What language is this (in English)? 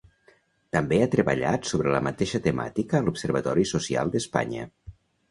Catalan